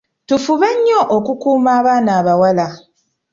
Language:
Ganda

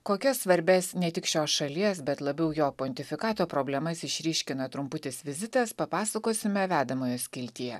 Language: Lithuanian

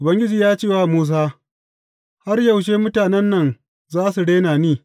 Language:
Hausa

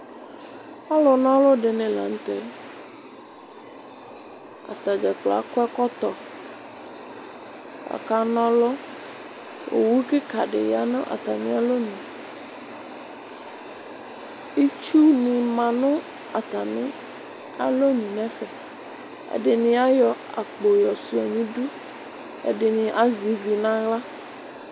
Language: Ikposo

